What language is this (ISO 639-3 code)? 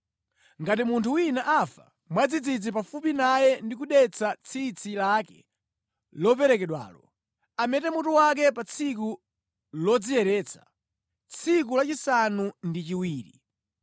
nya